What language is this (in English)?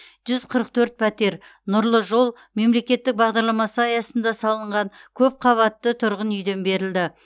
Kazakh